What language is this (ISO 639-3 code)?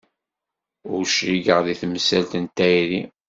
kab